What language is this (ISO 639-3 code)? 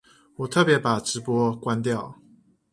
zho